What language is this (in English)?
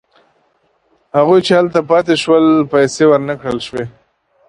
Pashto